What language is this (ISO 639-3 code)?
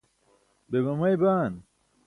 bsk